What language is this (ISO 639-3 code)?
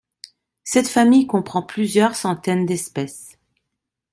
fra